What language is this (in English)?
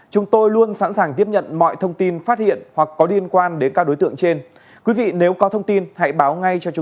Vietnamese